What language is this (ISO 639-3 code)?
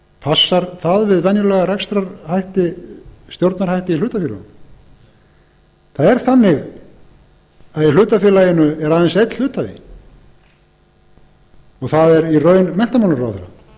isl